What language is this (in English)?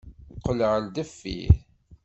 Kabyle